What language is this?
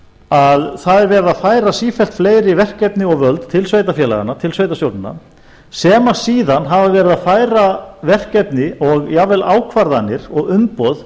Icelandic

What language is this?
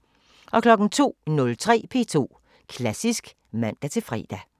Danish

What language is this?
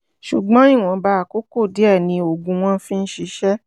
Yoruba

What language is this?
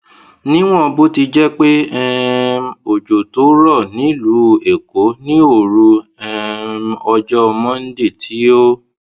Yoruba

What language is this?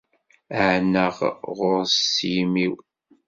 Kabyle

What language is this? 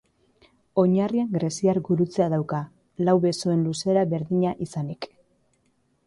Basque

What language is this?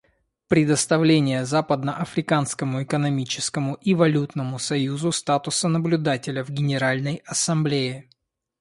Russian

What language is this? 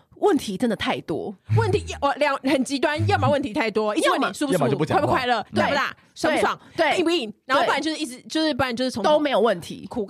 Chinese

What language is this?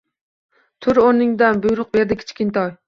Uzbek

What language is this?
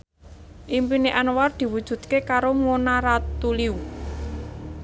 Javanese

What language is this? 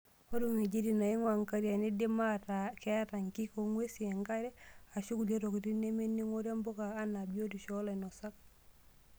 Masai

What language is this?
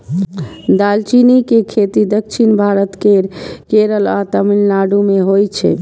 Maithili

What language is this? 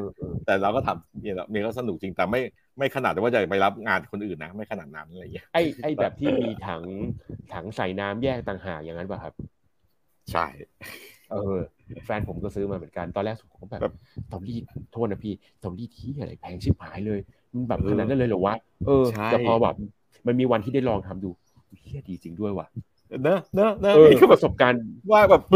Thai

